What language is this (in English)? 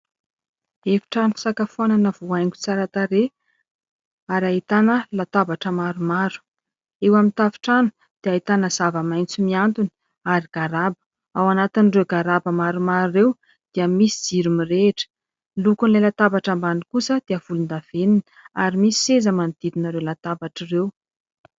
Malagasy